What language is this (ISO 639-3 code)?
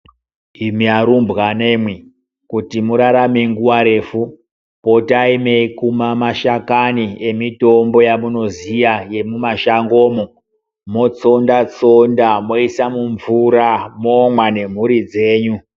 ndc